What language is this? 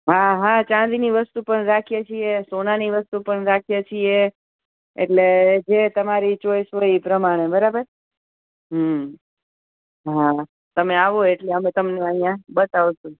Gujarati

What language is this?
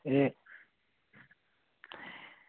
Dogri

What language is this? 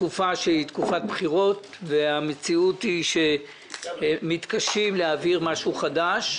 Hebrew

